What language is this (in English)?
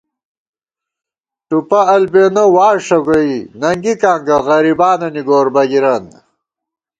Gawar-Bati